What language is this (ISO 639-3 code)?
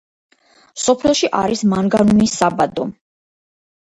kat